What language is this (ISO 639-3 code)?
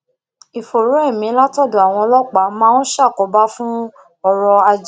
yor